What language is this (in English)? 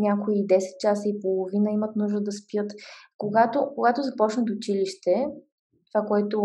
Bulgarian